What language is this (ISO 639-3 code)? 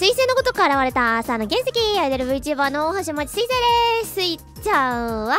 jpn